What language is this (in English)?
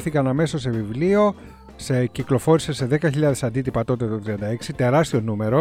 Greek